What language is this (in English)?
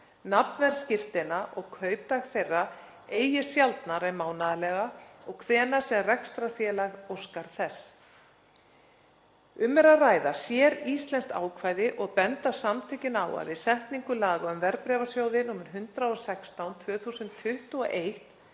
Icelandic